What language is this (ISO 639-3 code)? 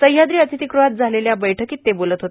mar